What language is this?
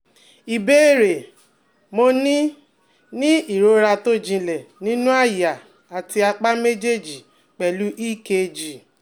Yoruba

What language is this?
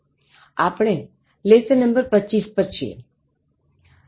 Gujarati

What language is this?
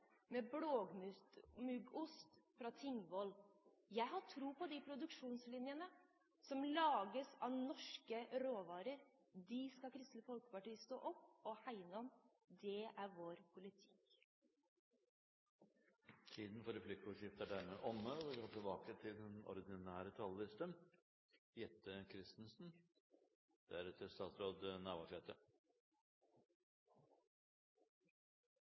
Norwegian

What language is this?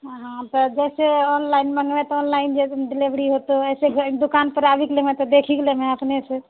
Maithili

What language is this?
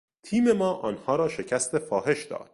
Persian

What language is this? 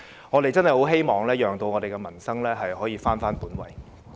Cantonese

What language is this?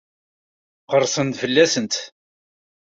Kabyle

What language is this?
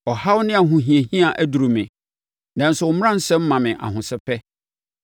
Akan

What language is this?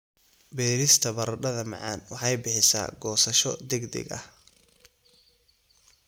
Somali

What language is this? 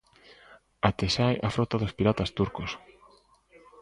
Galician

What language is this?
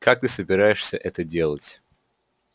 Russian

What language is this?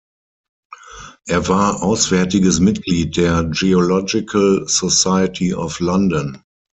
German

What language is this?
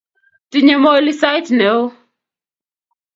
Kalenjin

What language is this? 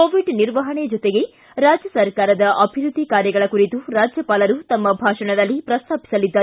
Kannada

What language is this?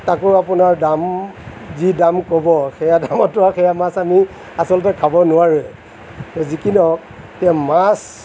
Assamese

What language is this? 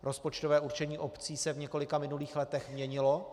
Czech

